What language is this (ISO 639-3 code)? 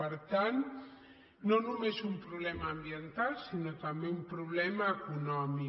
cat